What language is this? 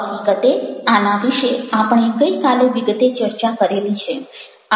Gujarati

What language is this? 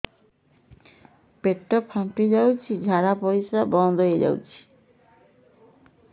Odia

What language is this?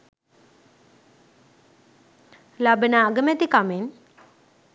Sinhala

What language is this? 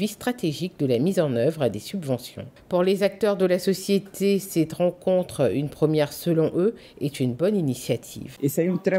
French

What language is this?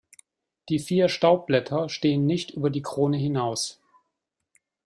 German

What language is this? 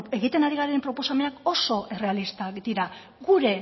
Basque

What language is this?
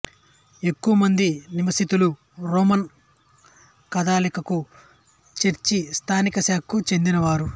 Telugu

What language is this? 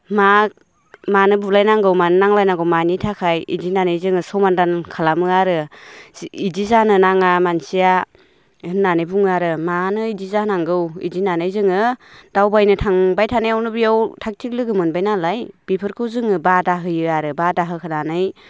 Bodo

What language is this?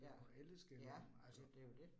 Danish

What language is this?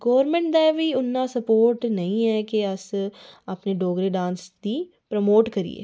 Dogri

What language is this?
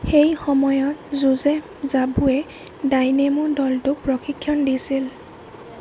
Assamese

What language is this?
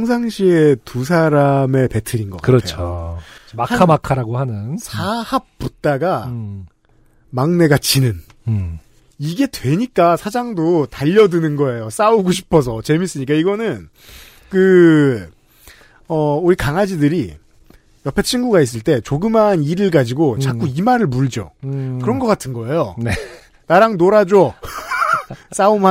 Korean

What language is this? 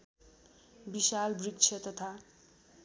Nepali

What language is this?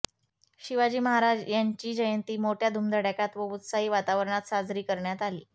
Marathi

